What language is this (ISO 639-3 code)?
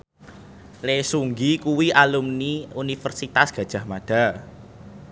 jav